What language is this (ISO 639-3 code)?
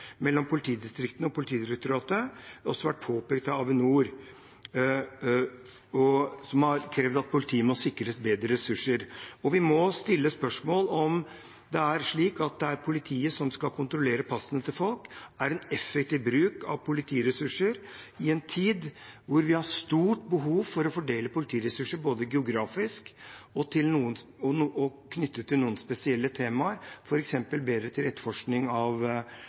nob